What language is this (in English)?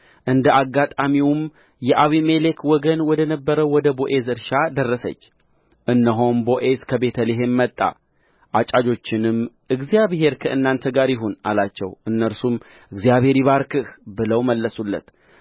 Amharic